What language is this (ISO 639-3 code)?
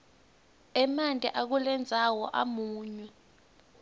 ssw